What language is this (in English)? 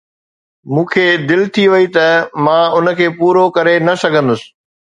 Sindhi